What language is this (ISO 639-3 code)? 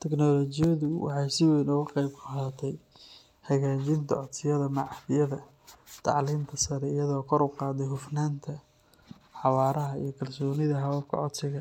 som